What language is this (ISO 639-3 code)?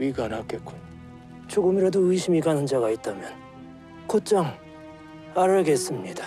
kor